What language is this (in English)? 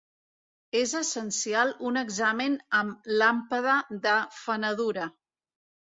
Catalan